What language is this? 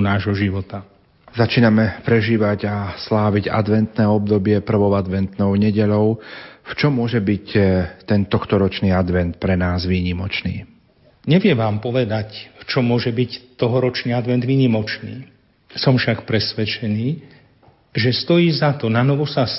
Slovak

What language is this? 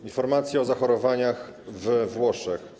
Polish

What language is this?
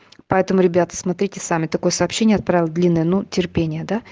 Russian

